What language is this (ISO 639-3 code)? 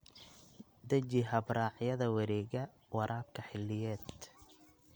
som